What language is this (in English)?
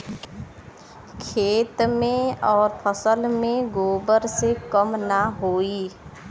Bhojpuri